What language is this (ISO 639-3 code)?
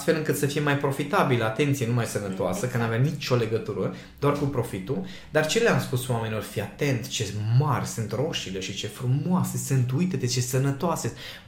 ron